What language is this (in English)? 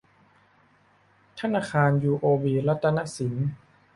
Thai